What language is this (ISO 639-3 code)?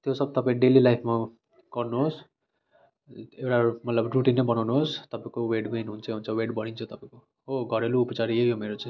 nep